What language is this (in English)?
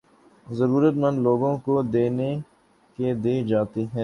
Urdu